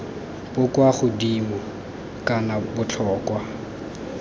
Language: Tswana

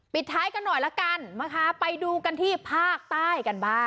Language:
Thai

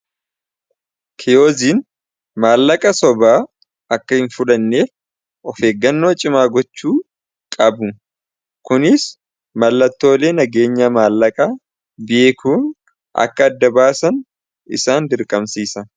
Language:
Oromo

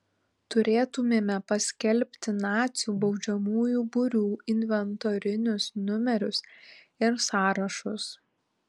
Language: Lithuanian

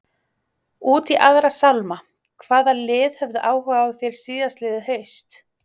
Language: Icelandic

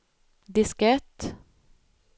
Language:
Swedish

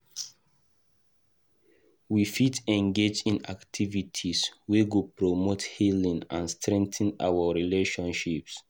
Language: Nigerian Pidgin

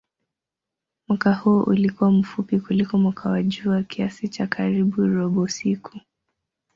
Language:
Swahili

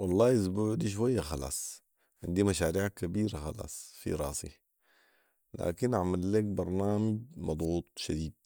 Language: Sudanese Arabic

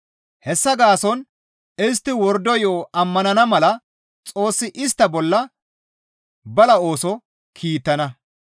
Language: Gamo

